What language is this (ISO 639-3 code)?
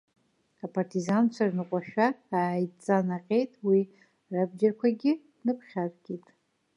abk